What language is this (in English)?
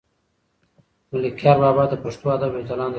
Pashto